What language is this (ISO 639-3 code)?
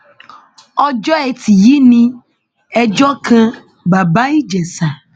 yor